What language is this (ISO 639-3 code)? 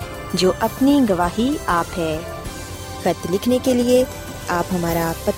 urd